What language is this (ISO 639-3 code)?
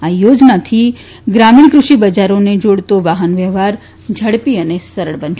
guj